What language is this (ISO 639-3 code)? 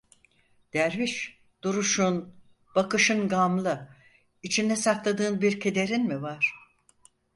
tur